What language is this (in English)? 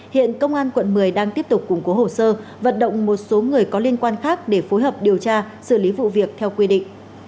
Vietnamese